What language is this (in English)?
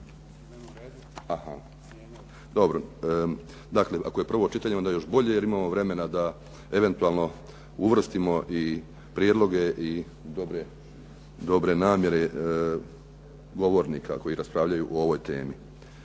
Croatian